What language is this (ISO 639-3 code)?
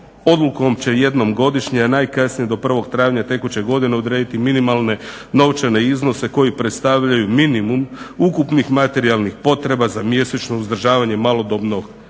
hrv